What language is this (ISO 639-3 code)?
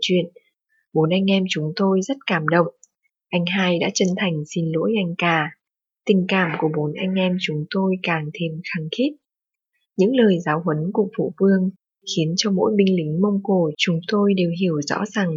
vie